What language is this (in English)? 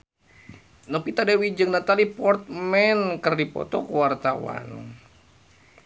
Sundanese